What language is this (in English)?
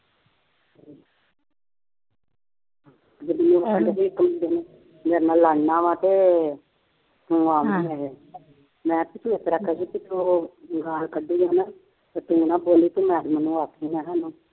Punjabi